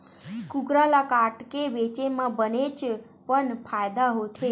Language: Chhattisgarhi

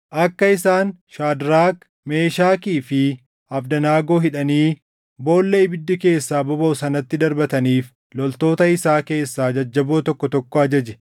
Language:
Oromo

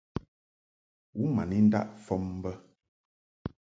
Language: Mungaka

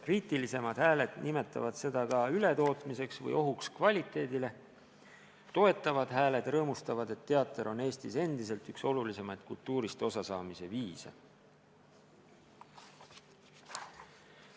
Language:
Estonian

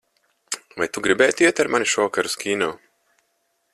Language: Latvian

